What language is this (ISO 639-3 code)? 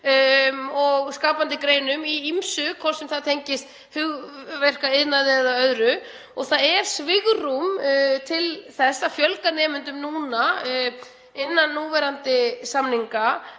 isl